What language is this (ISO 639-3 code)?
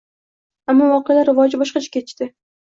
uzb